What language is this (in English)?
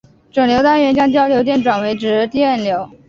Chinese